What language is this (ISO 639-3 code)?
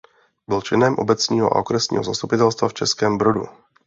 ces